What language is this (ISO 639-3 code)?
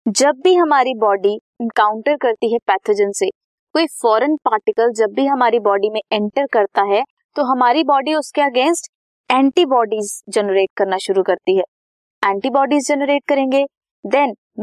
hin